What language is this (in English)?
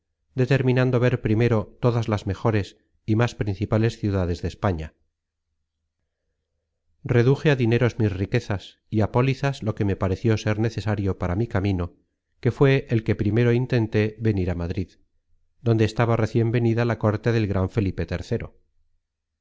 Spanish